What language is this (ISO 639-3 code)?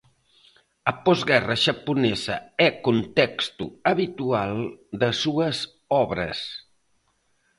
glg